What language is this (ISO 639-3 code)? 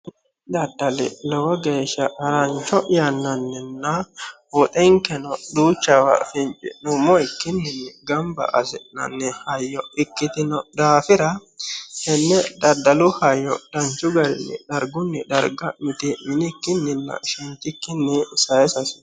sid